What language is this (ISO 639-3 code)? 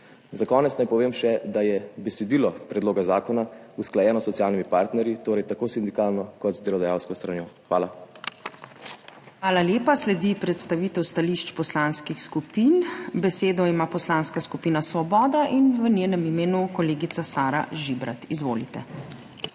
slv